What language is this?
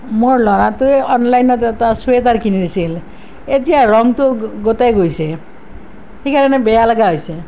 Assamese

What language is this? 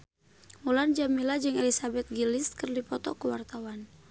Sundanese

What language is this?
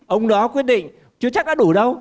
Vietnamese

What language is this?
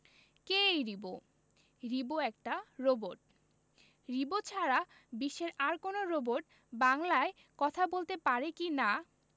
Bangla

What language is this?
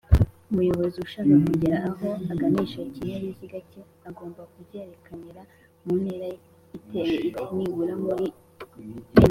Kinyarwanda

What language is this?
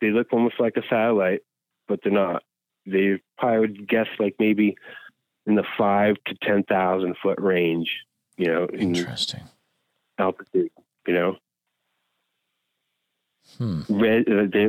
English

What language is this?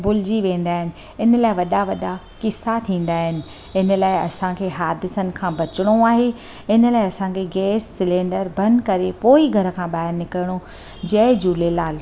Sindhi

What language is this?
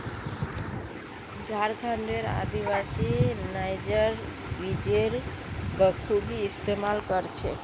Magahi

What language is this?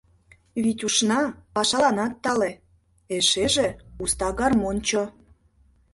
Mari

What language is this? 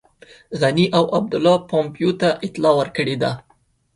Pashto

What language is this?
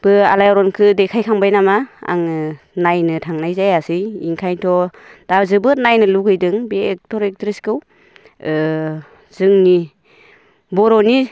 Bodo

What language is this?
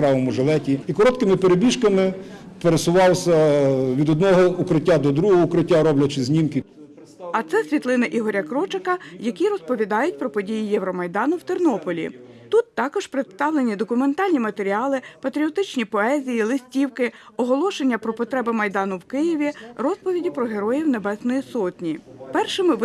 Ukrainian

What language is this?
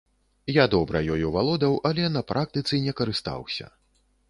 Belarusian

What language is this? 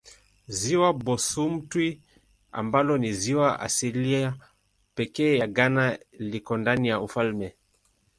Swahili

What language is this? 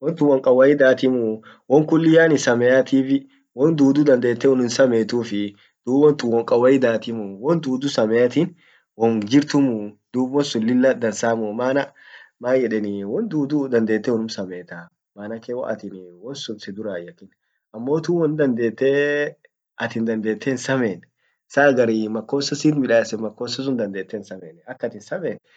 Orma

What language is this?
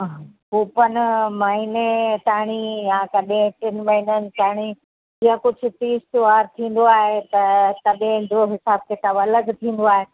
Sindhi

